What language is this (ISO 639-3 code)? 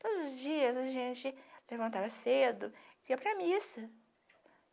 por